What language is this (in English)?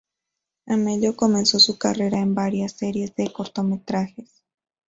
Spanish